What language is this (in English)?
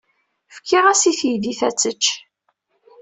Kabyle